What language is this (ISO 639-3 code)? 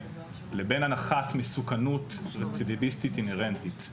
heb